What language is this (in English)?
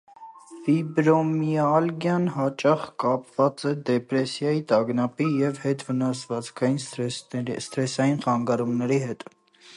Armenian